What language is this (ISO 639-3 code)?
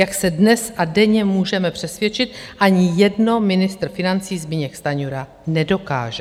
ces